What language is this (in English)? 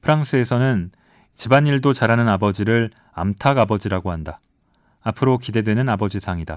Korean